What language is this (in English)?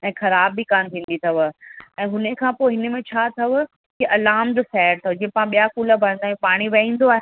Sindhi